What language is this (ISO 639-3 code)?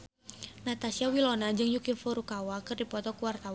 sun